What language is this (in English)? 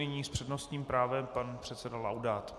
Czech